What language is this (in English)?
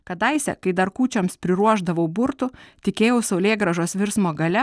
Lithuanian